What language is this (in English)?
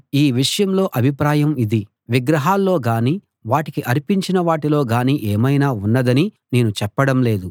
Telugu